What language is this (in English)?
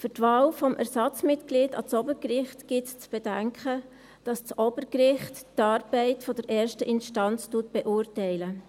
Swiss German